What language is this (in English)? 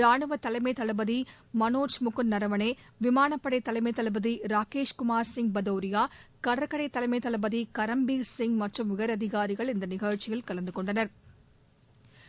Tamil